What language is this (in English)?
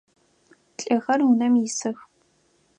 Adyghe